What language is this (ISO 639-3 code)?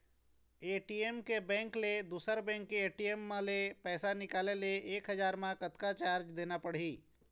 hne